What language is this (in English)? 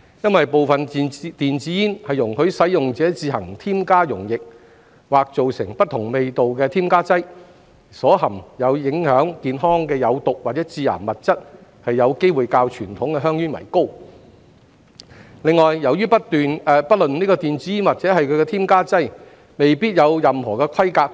Cantonese